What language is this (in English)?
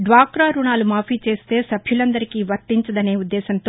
Telugu